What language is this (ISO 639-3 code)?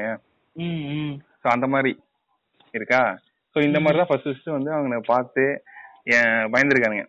tam